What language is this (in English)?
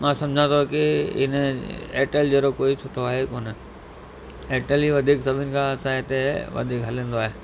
Sindhi